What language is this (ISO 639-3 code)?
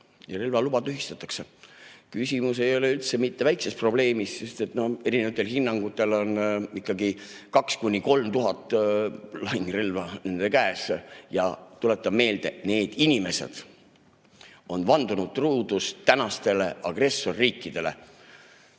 est